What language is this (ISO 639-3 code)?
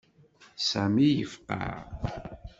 kab